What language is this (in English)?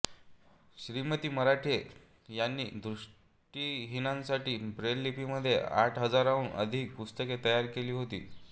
Marathi